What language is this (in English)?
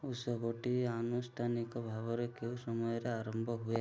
Odia